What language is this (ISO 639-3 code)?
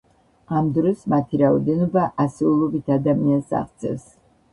kat